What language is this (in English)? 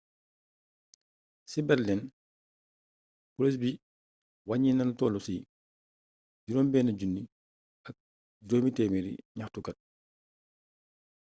Wolof